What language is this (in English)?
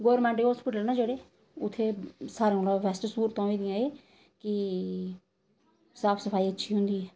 Dogri